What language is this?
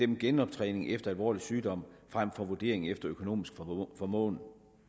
Danish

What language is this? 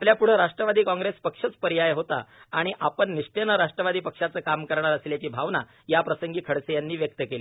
Marathi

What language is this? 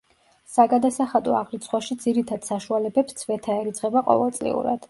Georgian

